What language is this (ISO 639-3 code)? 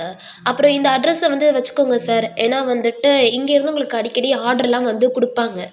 tam